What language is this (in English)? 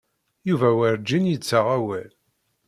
Kabyle